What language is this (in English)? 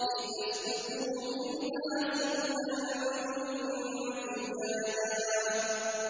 Arabic